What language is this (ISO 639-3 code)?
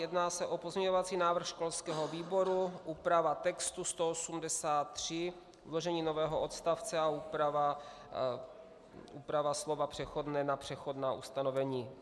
ces